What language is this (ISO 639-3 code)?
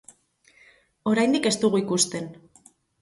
eus